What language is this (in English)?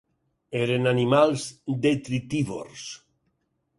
Catalan